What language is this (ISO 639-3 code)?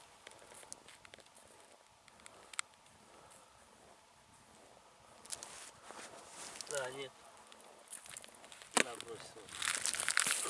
rus